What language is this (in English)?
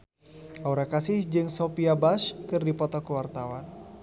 Sundanese